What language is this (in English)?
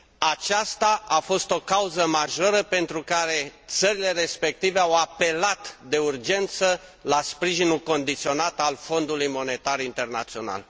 Romanian